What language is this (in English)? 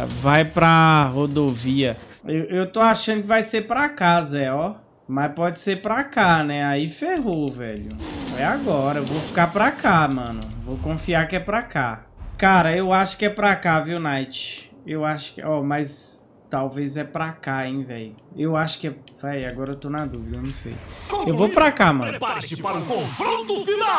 Portuguese